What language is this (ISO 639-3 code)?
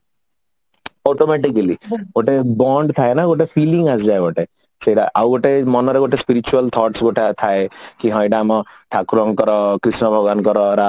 ori